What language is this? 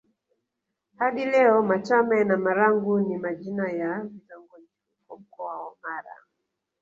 Swahili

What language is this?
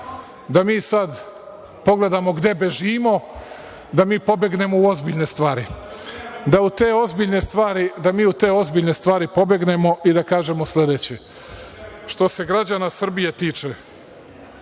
Serbian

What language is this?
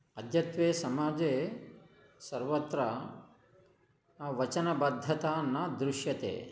Sanskrit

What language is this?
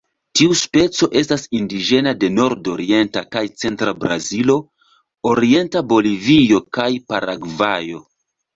Esperanto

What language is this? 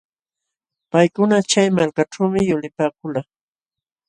Jauja Wanca Quechua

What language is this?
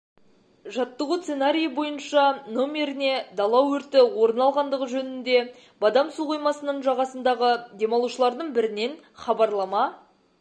Kazakh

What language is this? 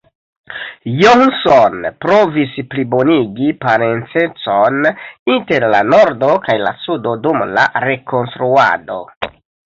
Esperanto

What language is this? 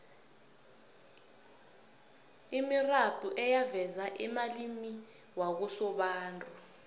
South Ndebele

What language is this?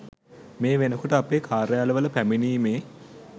Sinhala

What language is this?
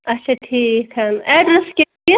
Kashmiri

